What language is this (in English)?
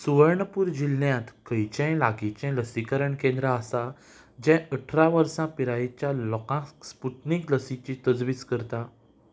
Konkani